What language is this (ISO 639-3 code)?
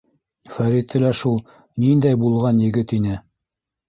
bak